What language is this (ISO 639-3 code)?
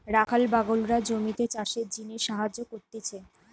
ben